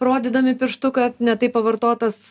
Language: Lithuanian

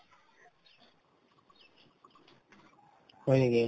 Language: Assamese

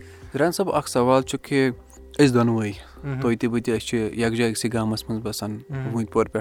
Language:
Urdu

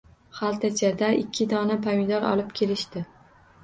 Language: Uzbek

